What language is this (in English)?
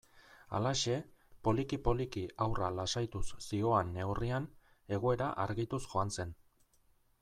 Basque